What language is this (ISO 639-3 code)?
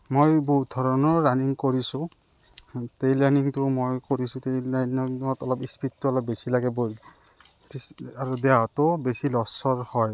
asm